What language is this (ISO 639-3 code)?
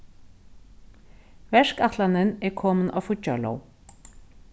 fao